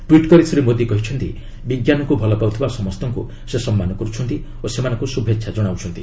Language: Odia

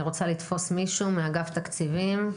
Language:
Hebrew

